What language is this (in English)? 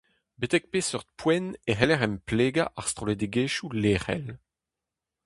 Breton